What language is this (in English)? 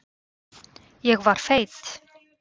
Icelandic